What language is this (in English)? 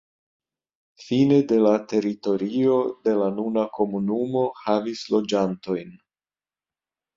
Esperanto